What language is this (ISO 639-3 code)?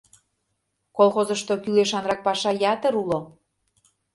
chm